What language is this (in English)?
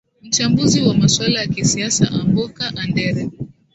Swahili